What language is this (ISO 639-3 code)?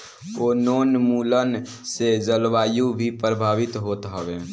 bho